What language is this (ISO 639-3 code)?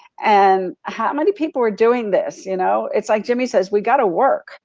eng